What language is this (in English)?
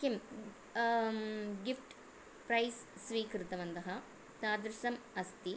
Sanskrit